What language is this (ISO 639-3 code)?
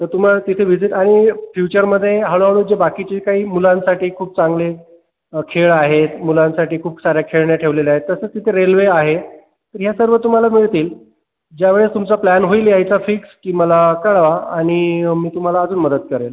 mar